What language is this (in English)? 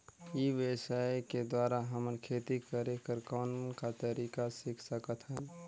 Chhattisgarhi